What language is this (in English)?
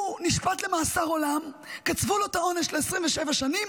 Hebrew